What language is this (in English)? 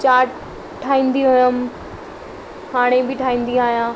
Sindhi